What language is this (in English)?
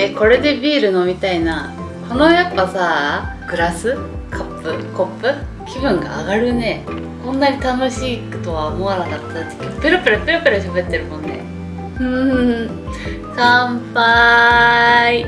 Japanese